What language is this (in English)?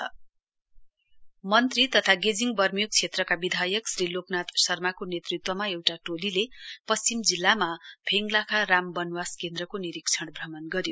Nepali